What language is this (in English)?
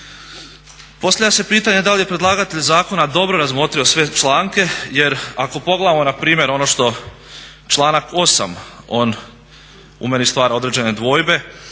Croatian